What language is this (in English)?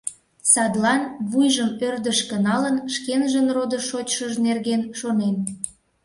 Mari